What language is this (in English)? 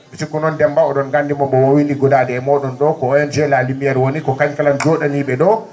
Fula